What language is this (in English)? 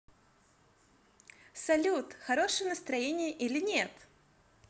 Russian